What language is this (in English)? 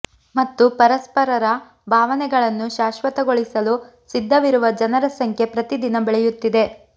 Kannada